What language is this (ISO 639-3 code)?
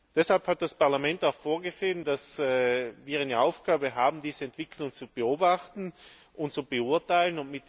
deu